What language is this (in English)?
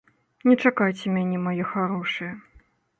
Belarusian